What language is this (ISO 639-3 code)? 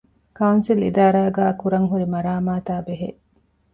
div